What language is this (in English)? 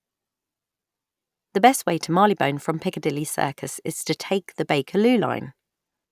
English